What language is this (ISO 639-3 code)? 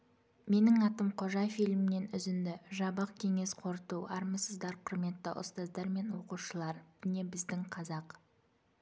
kaz